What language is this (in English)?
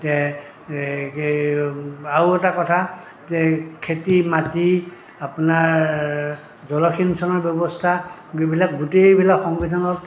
Assamese